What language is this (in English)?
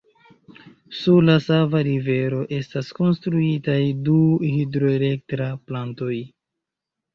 Esperanto